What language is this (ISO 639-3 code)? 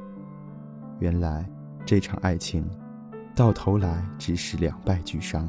zho